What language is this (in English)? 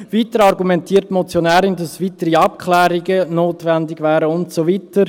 Swiss German